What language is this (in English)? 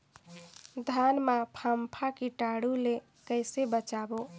Chhattisgarhi